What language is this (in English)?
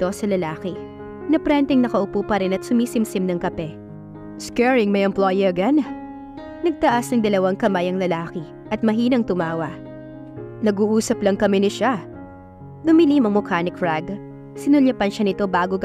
Filipino